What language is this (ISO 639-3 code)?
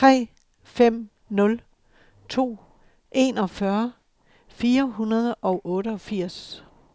dan